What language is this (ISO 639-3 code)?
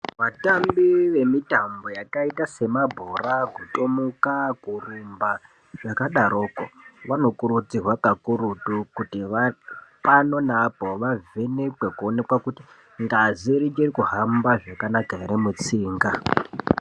ndc